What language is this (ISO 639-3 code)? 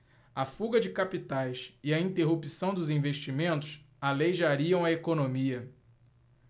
por